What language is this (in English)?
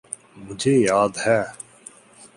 Urdu